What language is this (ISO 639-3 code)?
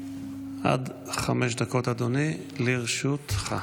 heb